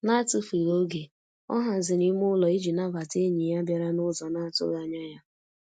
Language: Igbo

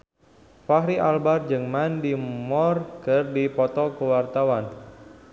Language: Sundanese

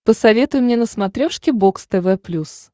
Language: Russian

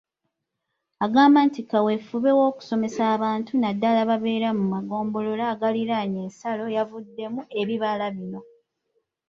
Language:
Ganda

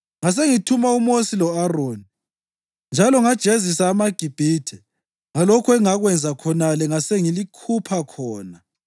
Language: North Ndebele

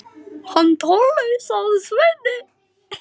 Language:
Icelandic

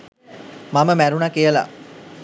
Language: Sinhala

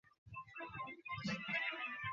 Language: Bangla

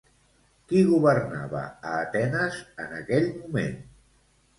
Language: Catalan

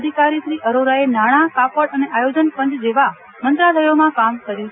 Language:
Gujarati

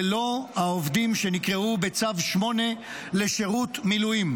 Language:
Hebrew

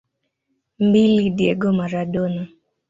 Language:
Swahili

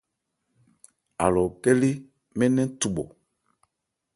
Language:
Ebrié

